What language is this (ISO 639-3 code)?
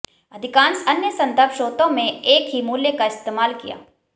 hin